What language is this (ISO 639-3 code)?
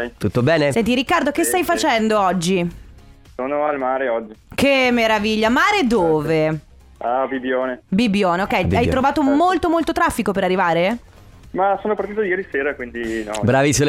ita